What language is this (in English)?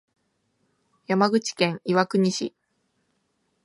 Japanese